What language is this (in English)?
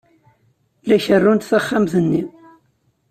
Kabyle